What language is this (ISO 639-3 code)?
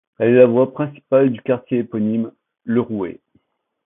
fra